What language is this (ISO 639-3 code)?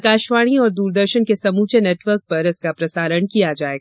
hin